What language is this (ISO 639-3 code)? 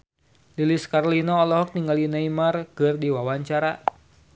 sun